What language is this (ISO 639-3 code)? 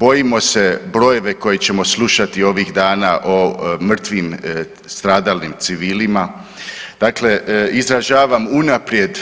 hrv